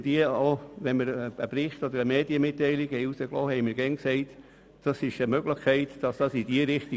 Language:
Swiss German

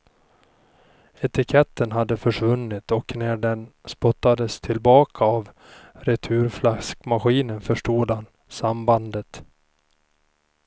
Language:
Swedish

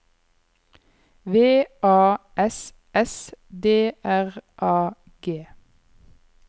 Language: Norwegian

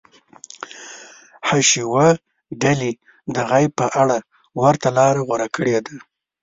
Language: Pashto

